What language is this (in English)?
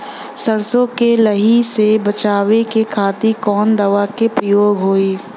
Bhojpuri